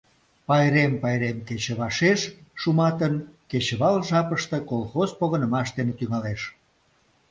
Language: Mari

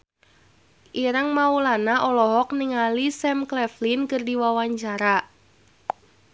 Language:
Sundanese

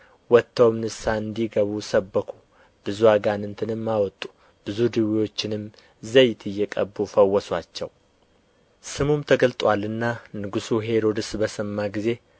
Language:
Amharic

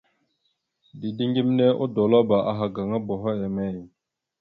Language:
Mada (Cameroon)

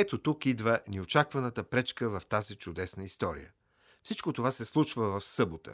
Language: Bulgarian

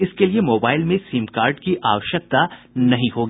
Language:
Hindi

